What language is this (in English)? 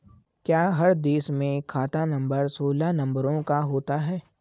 Hindi